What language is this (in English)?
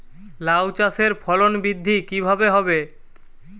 Bangla